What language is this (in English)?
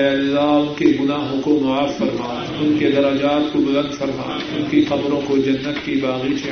Urdu